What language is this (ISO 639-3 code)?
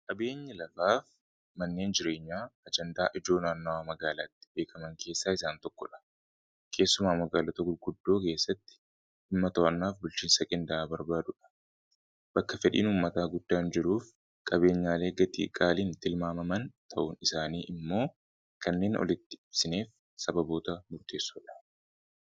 orm